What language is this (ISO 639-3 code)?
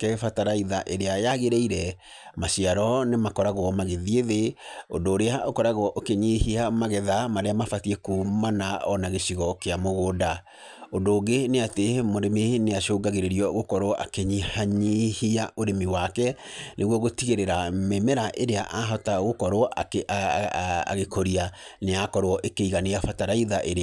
kik